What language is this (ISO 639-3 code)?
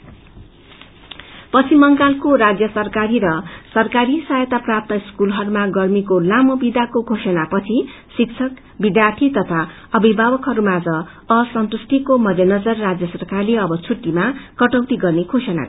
nep